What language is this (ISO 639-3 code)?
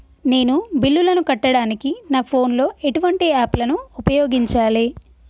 tel